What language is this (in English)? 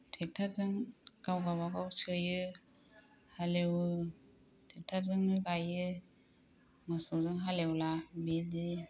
Bodo